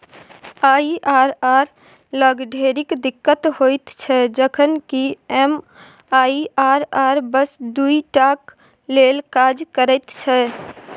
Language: Maithili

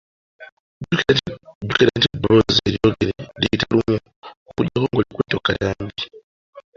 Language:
Ganda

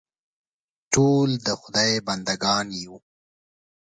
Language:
Pashto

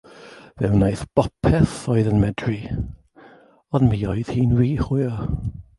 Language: Welsh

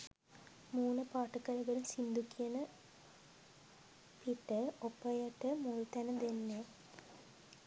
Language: Sinhala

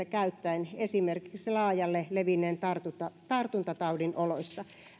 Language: Finnish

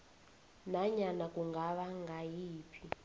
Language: South Ndebele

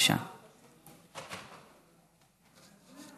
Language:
Hebrew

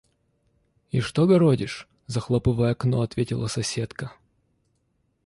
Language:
Russian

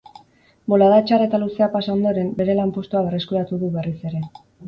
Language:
Basque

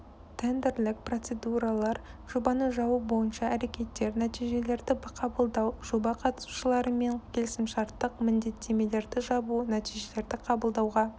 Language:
Kazakh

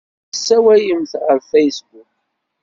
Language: Kabyle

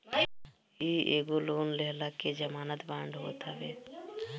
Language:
Bhojpuri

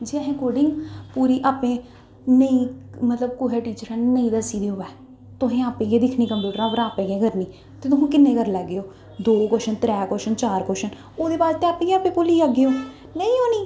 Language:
Dogri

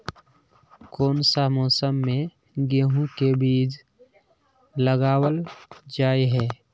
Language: Magahi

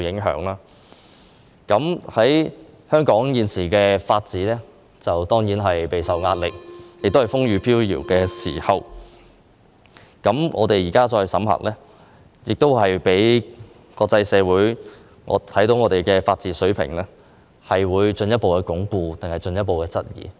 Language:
Cantonese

